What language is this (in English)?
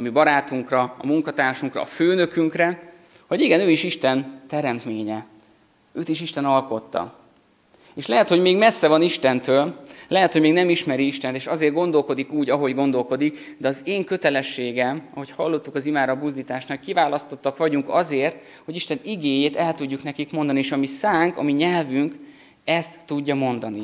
Hungarian